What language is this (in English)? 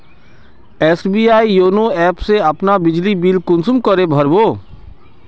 Magahi